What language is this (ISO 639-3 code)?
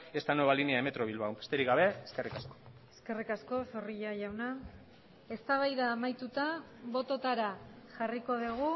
eus